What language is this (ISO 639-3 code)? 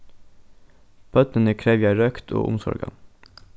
fao